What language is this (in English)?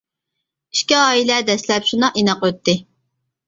Uyghur